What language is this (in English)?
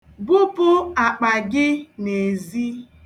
Igbo